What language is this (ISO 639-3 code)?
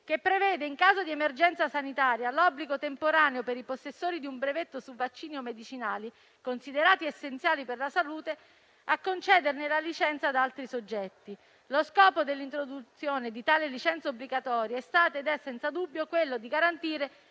ita